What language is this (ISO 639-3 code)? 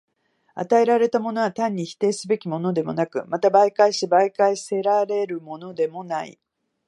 jpn